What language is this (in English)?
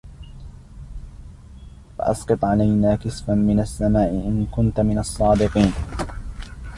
Arabic